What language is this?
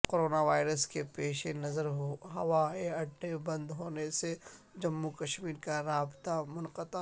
Urdu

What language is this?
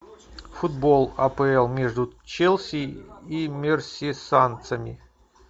Russian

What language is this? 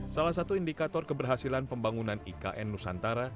Indonesian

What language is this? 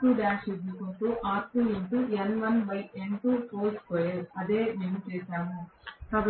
Telugu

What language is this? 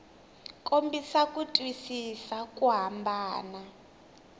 Tsonga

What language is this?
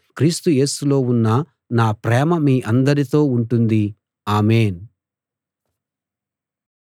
Telugu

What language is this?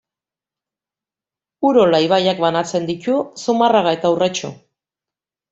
Basque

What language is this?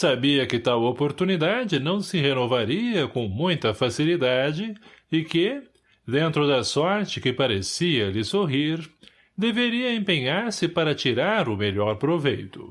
Portuguese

